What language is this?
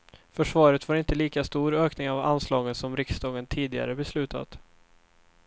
Swedish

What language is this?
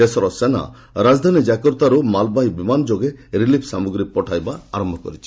Odia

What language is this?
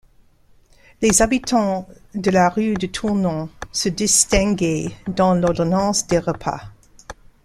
French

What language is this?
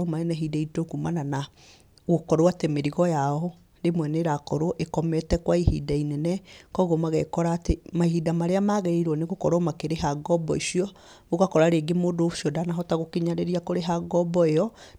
Kikuyu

